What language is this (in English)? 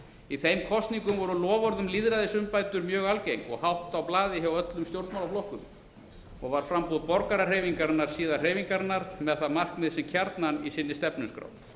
Icelandic